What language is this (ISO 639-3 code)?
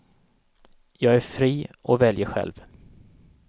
swe